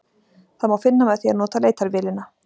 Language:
Icelandic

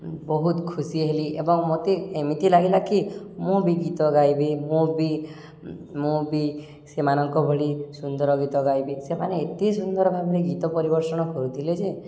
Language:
Odia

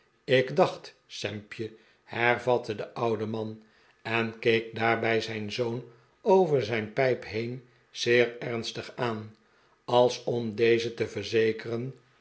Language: Dutch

